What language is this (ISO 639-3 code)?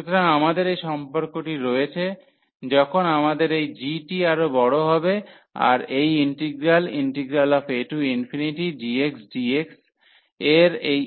ben